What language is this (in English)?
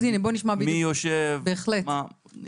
Hebrew